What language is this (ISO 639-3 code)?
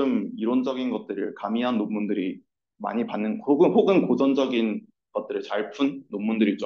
kor